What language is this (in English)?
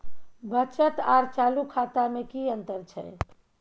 Maithili